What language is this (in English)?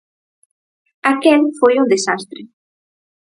Galician